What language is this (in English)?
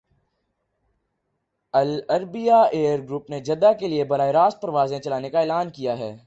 Urdu